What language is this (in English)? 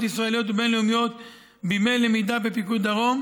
Hebrew